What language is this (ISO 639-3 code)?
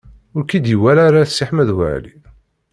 kab